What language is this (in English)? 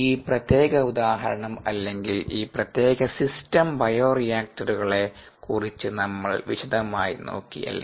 Malayalam